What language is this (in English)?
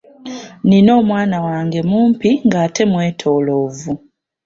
Ganda